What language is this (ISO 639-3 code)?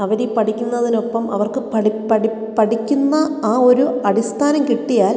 mal